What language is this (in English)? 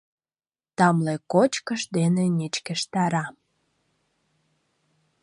Mari